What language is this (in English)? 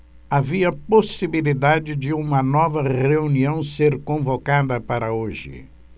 Portuguese